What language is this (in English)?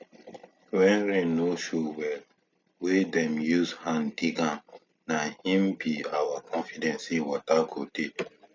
Nigerian Pidgin